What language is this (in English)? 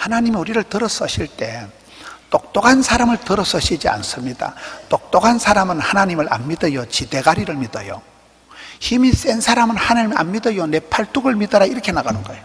Korean